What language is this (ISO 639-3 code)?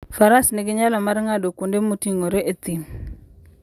luo